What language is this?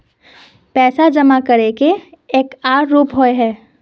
Magahi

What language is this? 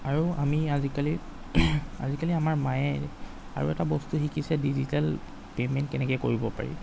Assamese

